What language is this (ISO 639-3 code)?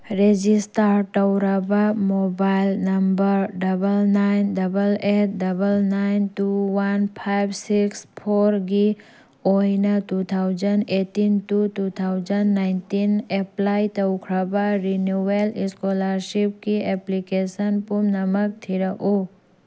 mni